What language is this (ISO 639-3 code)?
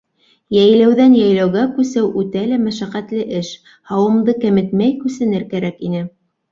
bak